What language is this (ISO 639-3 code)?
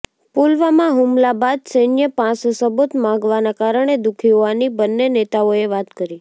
guj